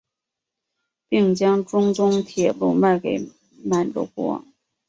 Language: Chinese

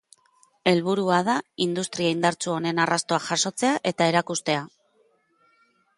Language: Basque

